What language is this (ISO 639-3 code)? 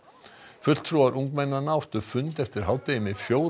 isl